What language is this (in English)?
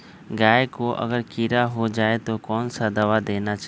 Magahi